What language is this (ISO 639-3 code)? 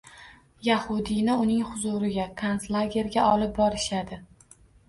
uzb